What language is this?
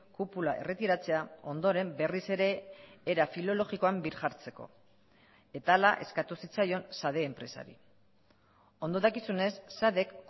Basque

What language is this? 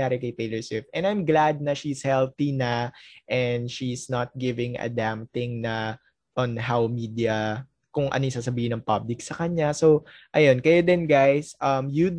Filipino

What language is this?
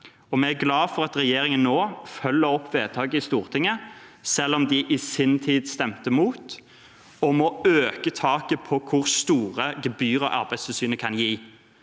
Norwegian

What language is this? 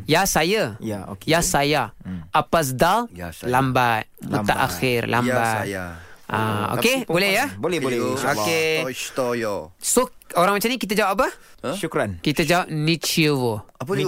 Malay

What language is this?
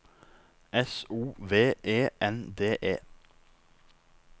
Norwegian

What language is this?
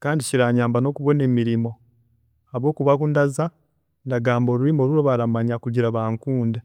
Chiga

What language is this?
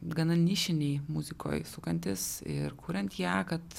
Lithuanian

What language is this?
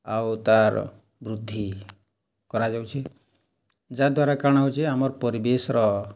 Odia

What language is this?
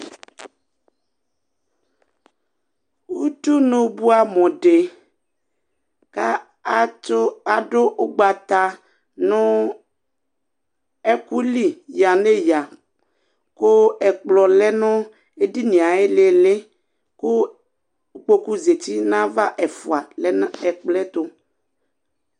Ikposo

